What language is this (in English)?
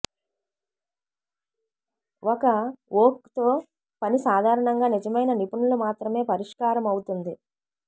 Telugu